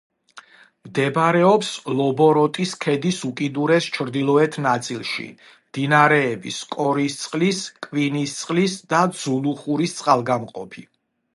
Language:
Georgian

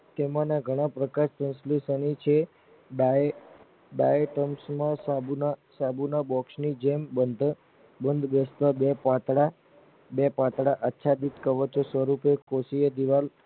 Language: Gujarati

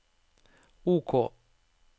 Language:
Norwegian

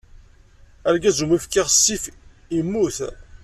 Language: Kabyle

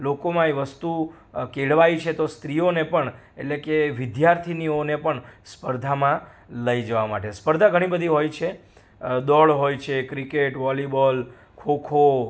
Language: Gujarati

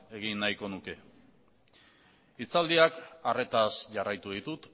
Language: Basque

